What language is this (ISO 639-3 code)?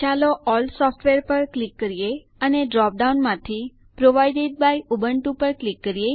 guj